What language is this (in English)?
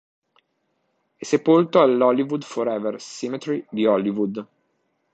Italian